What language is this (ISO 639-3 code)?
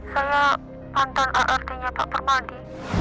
ind